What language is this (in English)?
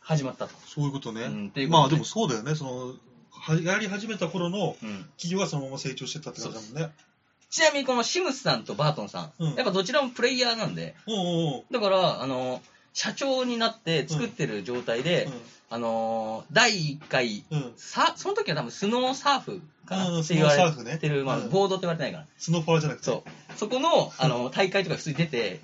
Japanese